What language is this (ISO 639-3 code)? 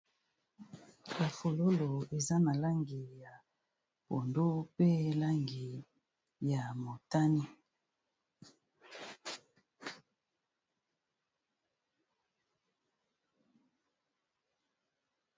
lin